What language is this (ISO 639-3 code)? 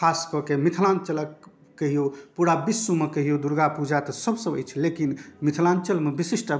mai